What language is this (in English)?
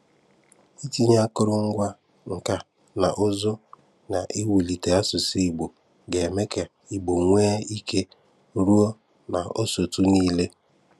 Igbo